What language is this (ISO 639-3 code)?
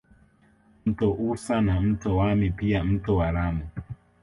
swa